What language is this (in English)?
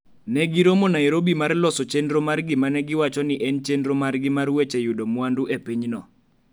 Luo (Kenya and Tanzania)